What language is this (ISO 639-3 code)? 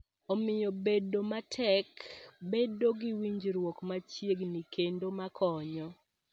luo